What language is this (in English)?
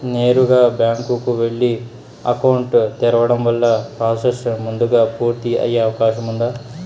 Telugu